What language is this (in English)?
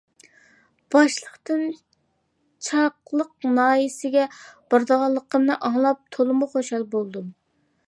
Uyghur